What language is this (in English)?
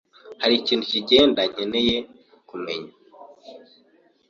Kinyarwanda